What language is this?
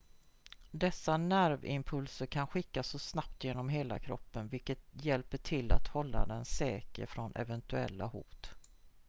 Swedish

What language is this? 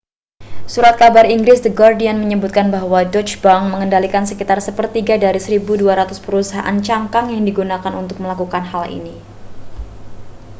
Indonesian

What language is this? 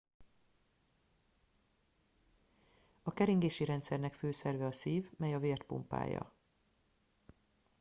Hungarian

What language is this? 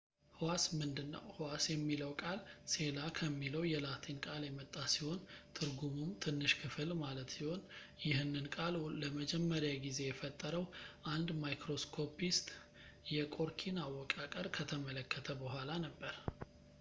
Amharic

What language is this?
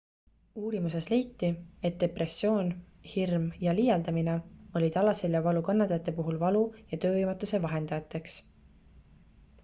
Estonian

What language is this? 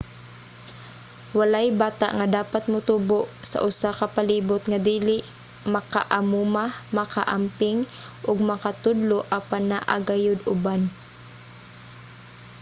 Cebuano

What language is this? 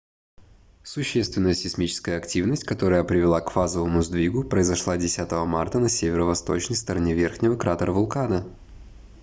Russian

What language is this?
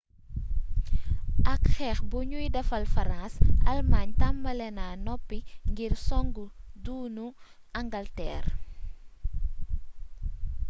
Wolof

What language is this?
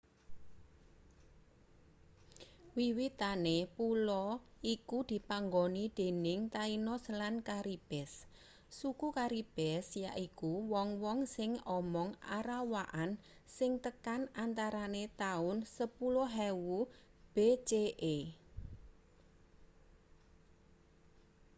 Javanese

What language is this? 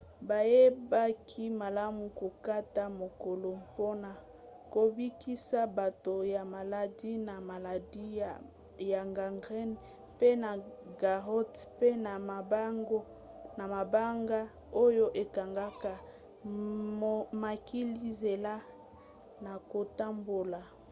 Lingala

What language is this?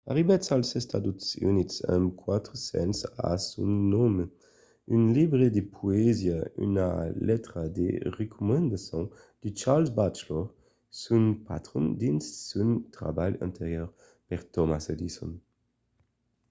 Occitan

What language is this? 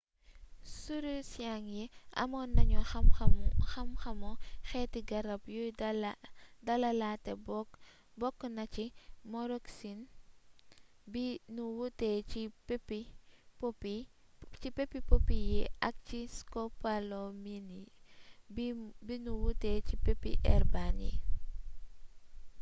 Wolof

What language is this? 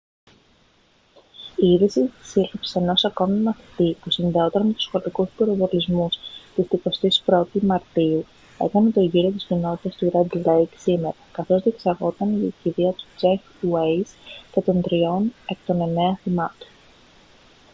Greek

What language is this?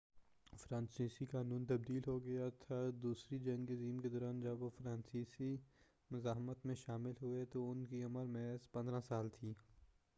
Urdu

